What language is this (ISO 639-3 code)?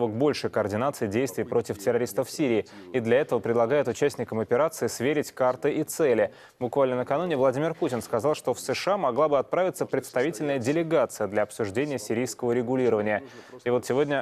rus